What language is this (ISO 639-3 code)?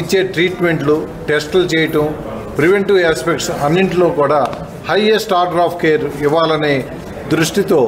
tel